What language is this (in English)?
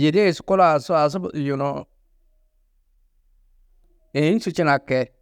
Tedaga